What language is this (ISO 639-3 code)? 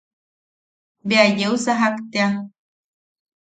yaq